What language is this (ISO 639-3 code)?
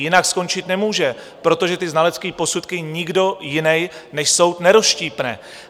ces